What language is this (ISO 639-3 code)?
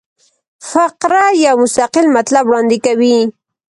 pus